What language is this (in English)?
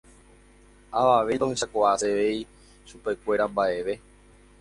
Guarani